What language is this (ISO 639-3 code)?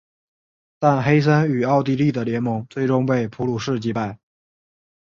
zho